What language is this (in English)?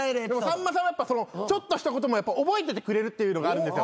Japanese